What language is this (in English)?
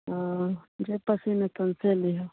Maithili